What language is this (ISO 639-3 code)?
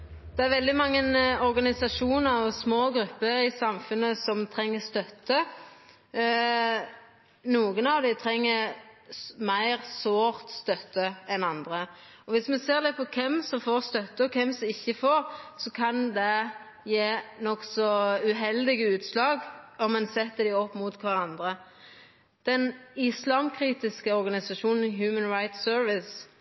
nor